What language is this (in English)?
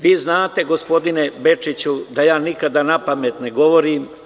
Serbian